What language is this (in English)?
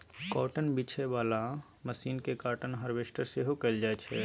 Maithili